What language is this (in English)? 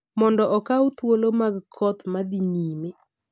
Luo (Kenya and Tanzania)